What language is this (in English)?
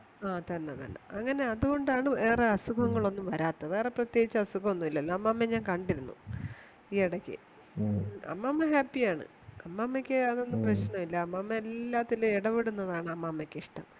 Malayalam